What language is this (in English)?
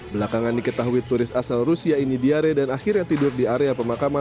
Indonesian